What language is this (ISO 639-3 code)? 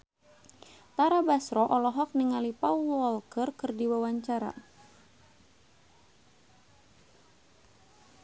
sun